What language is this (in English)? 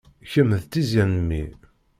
Kabyle